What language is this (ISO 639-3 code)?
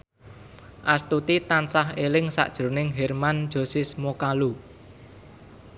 jav